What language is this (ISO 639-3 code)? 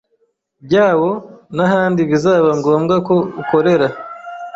kin